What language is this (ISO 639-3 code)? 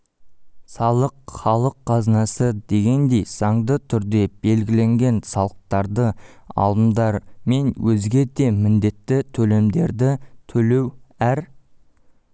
kaz